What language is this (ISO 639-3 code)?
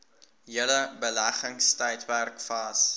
afr